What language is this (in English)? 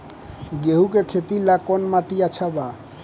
Bhojpuri